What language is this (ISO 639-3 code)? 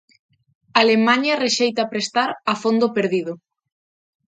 glg